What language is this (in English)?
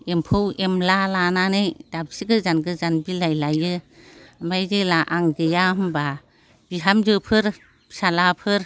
Bodo